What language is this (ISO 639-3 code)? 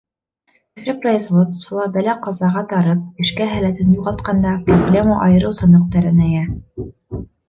bak